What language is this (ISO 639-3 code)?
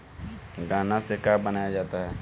bho